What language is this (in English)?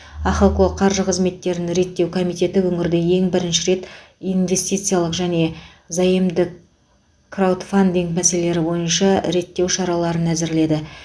Kazakh